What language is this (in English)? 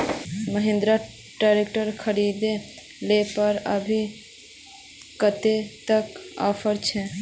Magahi